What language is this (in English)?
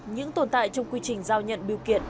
Vietnamese